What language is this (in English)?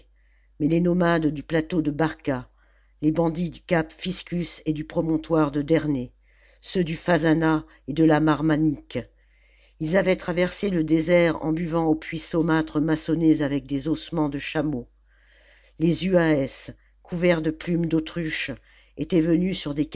French